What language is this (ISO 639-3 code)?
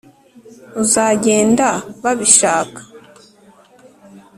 kin